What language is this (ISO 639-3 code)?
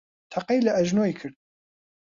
ckb